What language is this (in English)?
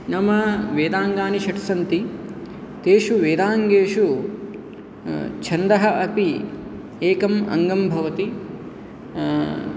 Sanskrit